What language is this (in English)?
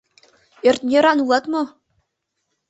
Mari